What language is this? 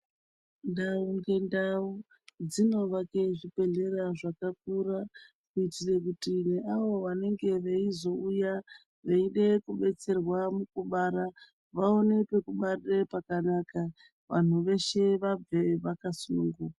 Ndau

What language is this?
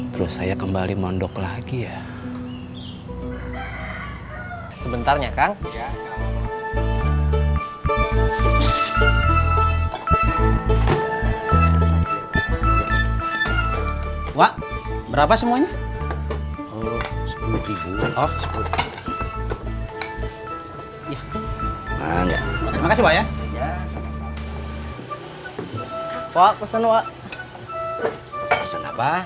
Indonesian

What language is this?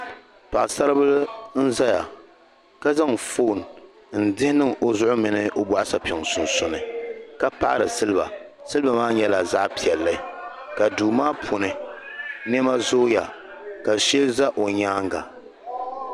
Dagbani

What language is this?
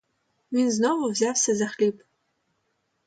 Ukrainian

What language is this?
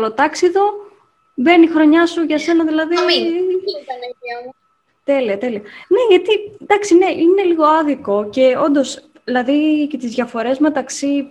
Greek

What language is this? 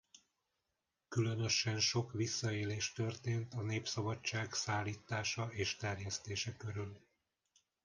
Hungarian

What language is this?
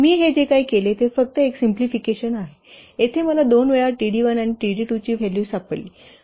Marathi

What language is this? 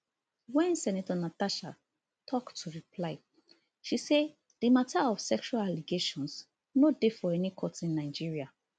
Nigerian Pidgin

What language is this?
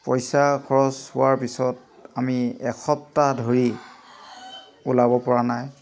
Assamese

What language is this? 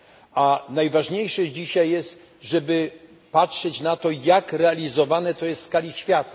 Polish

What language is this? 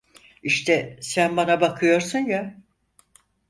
Turkish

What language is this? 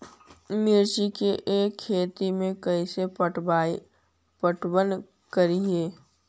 Magahi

